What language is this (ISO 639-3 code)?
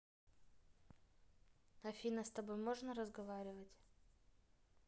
rus